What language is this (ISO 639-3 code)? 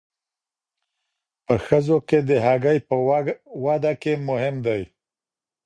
pus